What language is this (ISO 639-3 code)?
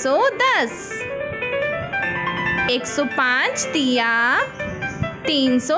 hin